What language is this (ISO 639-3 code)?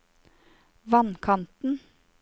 nor